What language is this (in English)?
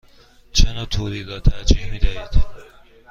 Persian